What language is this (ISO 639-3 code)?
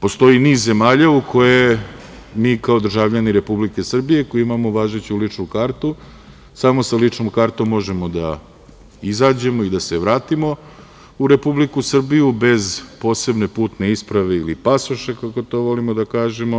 srp